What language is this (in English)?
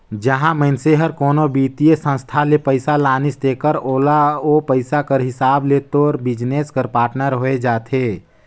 Chhattisgarhi